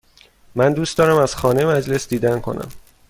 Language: Persian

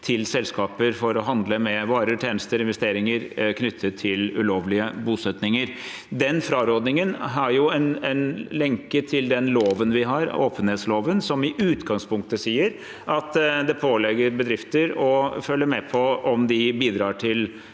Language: Norwegian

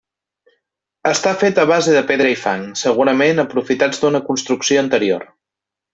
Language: Catalan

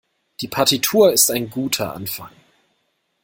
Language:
German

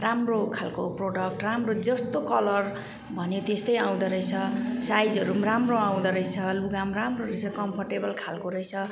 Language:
Nepali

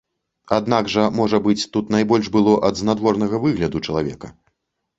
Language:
Belarusian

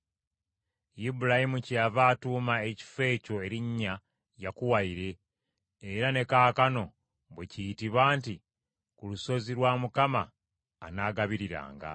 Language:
Ganda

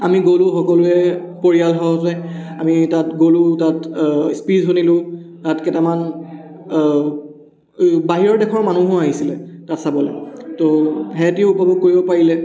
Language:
Assamese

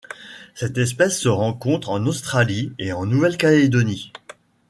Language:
French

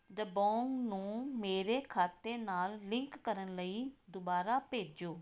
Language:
Punjabi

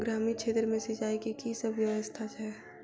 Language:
Maithili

